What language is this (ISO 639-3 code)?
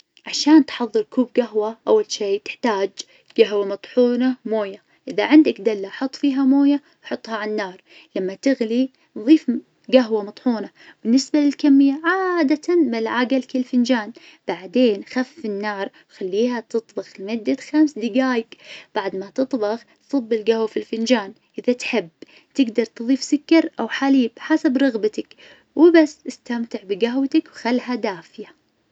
ars